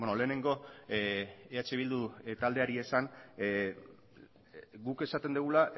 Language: Basque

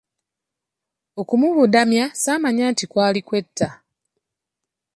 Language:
Ganda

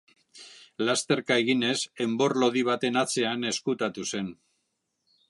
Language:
Basque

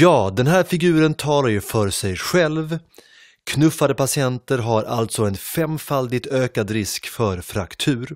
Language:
Swedish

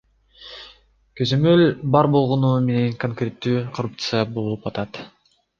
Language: Kyrgyz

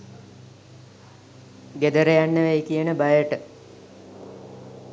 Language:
Sinhala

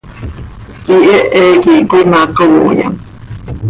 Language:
Seri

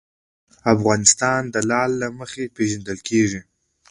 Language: Pashto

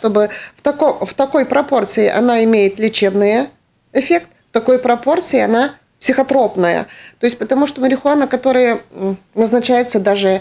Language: Russian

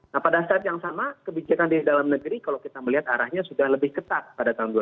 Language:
Indonesian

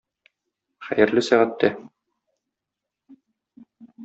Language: Tatar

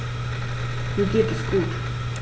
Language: German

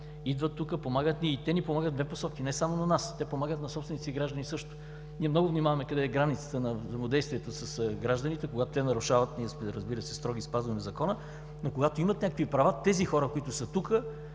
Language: Bulgarian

